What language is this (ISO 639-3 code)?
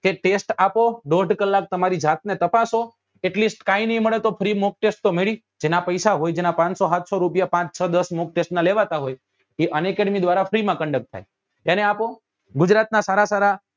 guj